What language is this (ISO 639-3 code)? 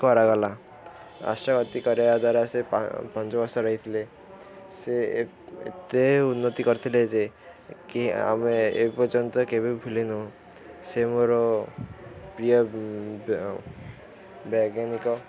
ori